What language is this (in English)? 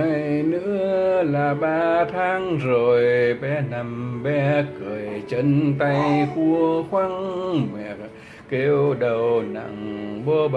Vietnamese